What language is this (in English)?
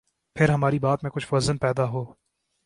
Urdu